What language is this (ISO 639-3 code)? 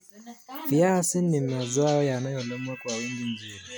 kln